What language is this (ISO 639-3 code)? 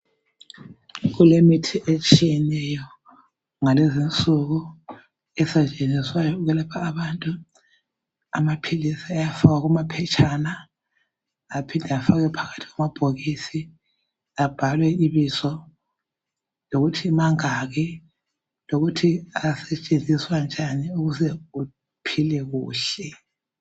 nde